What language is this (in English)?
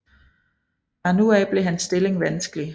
Danish